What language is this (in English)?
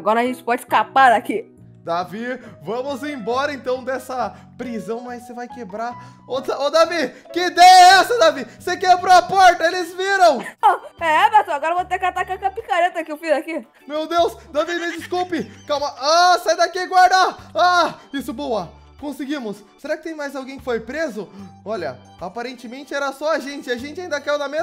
Portuguese